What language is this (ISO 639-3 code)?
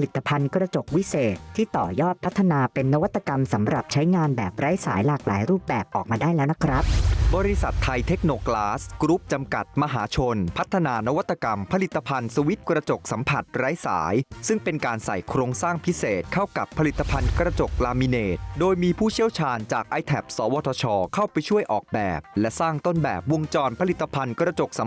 tha